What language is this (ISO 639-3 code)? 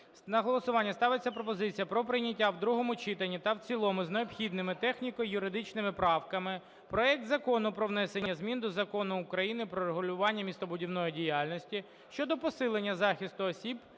ukr